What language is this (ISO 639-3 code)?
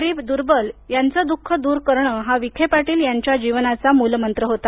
mar